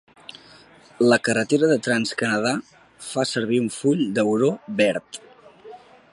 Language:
Catalan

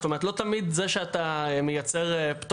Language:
Hebrew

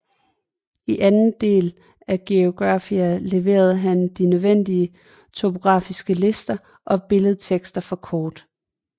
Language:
Danish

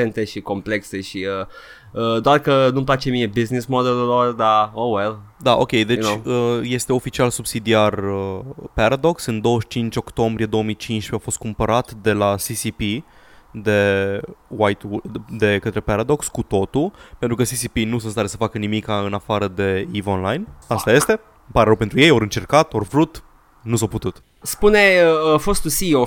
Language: Romanian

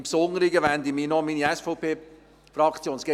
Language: Swiss German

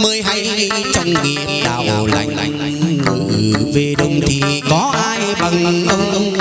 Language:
Vietnamese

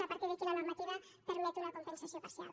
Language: Catalan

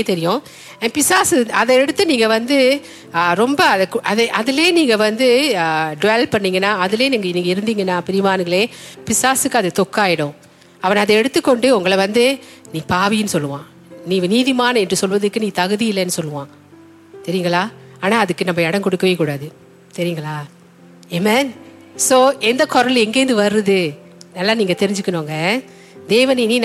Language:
Tamil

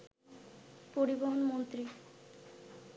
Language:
Bangla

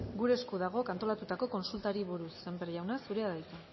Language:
Basque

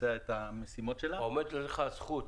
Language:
Hebrew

